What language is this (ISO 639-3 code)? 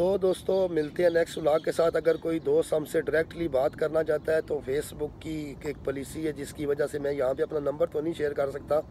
hin